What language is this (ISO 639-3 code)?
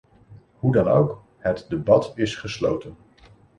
nld